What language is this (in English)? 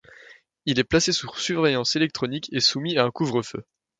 French